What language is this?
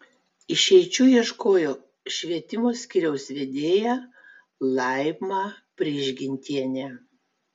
Lithuanian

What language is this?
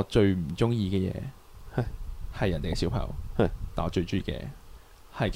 Chinese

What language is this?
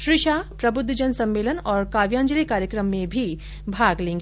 Hindi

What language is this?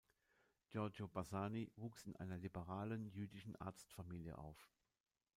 German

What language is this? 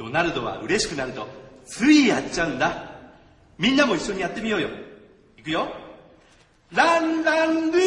Japanese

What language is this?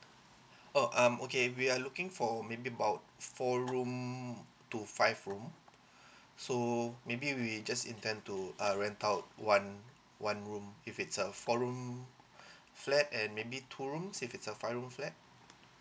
English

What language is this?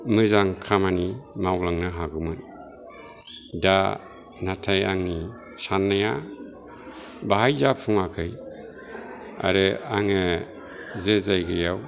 Bodo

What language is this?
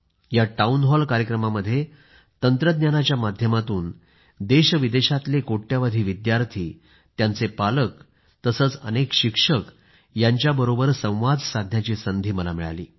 Marathi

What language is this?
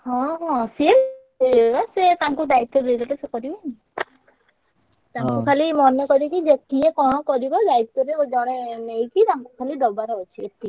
Odia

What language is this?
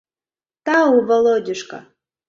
Mari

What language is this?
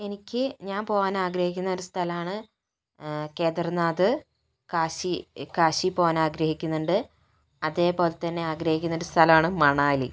Malayalam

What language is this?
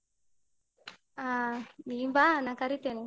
Kannada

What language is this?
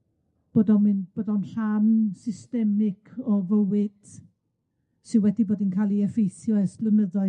Welsh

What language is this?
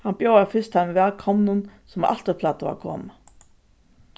Faroese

